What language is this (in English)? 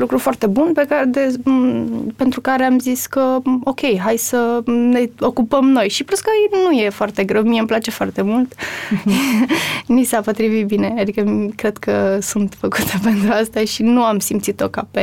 Romanian